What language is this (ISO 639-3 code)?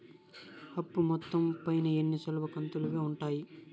tel